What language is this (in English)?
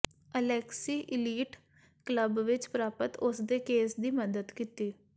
Punjabi